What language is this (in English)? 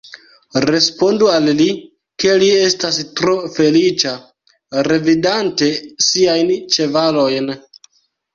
Esperanto